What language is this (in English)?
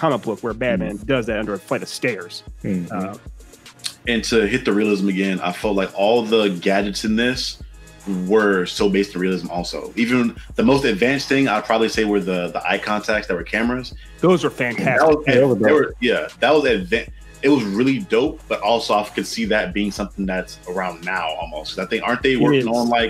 English